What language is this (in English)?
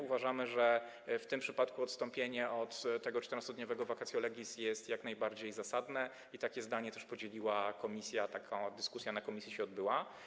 Polish